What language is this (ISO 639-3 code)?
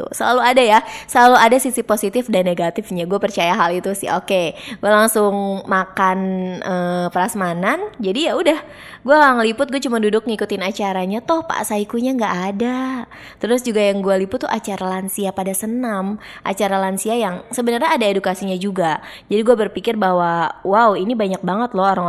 ind